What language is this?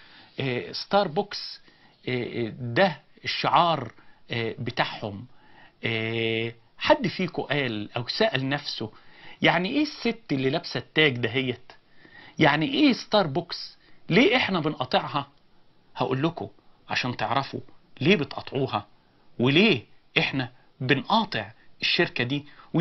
Arabic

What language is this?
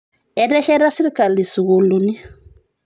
Masai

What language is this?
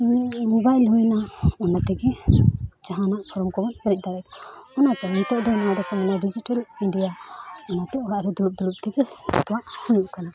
Santali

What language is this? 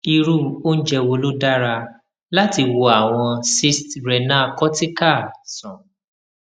Yoruba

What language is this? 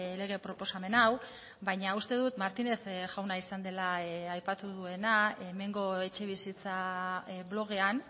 Basque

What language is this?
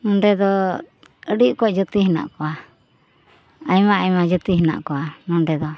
Santali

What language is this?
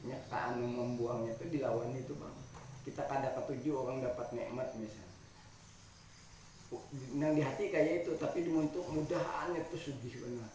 Indonesian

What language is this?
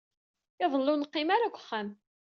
Kabyle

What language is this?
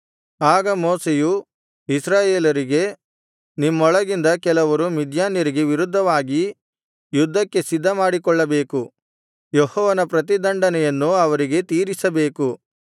Kannada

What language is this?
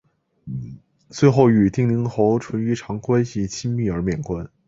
Chinese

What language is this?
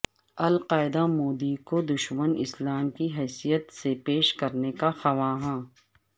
Urdu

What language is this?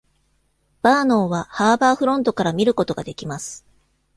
Japanese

